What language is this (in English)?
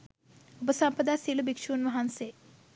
Sinhala